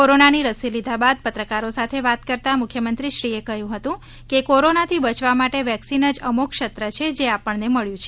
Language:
Gujarati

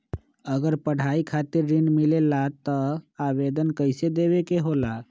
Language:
Magahi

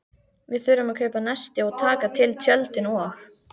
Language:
Icelandic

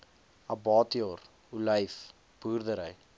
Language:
Afrikaans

